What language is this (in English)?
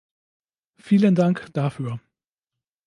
German